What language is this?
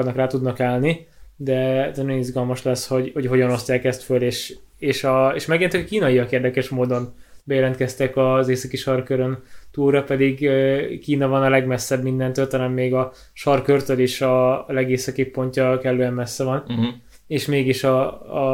Hungarian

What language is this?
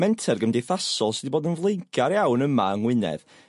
Welsh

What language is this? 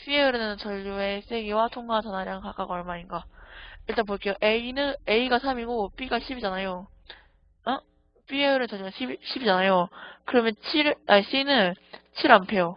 Korean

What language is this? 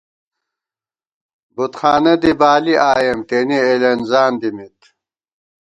Gawar-Bati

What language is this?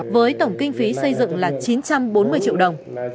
Vietnamese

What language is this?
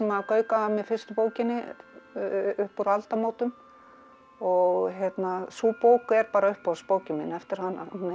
Icelandic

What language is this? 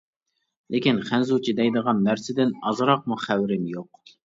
Uyghur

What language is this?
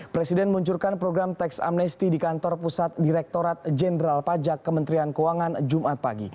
Indonesian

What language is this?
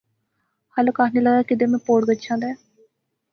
Pahari-Potwari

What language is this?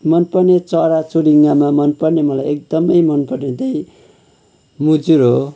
Nepali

